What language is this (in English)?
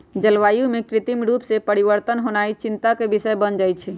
Magahi